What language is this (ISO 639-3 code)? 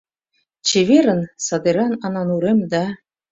chm